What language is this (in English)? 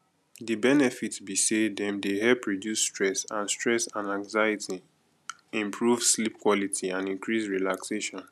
Nigerian Pidgin